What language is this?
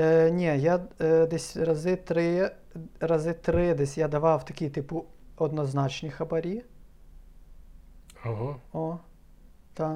Ukrainian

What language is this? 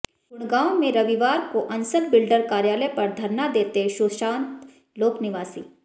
Hindi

